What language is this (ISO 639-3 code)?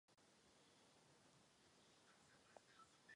ces